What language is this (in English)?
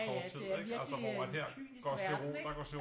Danish